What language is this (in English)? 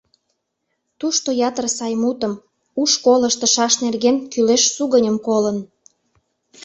Mari